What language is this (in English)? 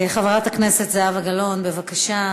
Hebrew